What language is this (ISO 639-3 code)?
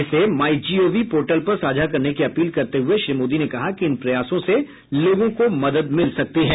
hin